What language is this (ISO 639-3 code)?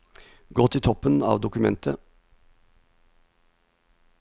nor